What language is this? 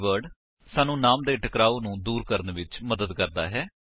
Punjabi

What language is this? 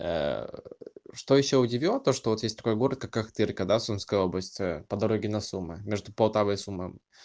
Russian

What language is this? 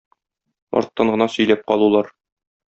Tatar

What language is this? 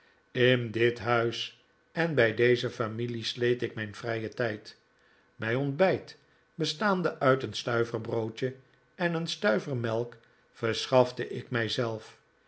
Dutch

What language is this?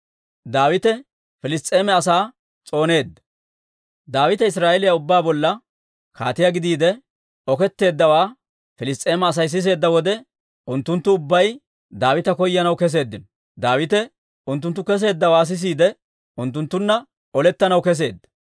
Dawro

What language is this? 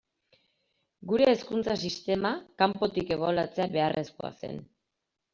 Basque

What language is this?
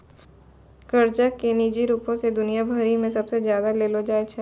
Maithili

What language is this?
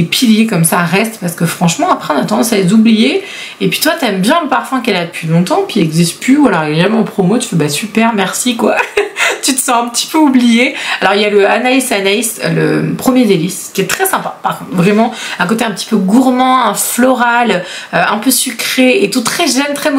French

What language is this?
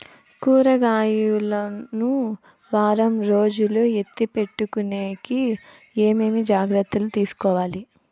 Telugu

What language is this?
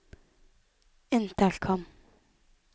Norwegian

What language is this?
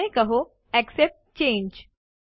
Gujarati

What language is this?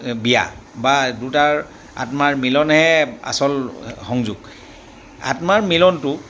Assamese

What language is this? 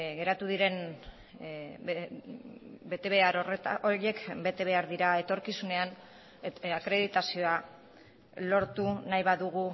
Basque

